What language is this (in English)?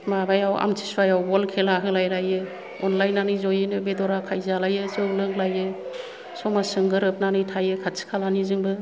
Bodo